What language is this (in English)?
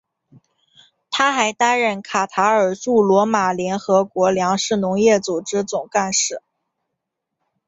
Chinese